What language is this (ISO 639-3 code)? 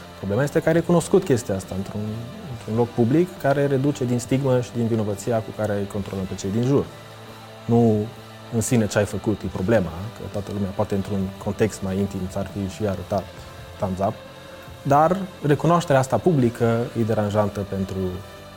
ron